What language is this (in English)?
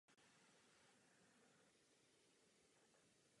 Czech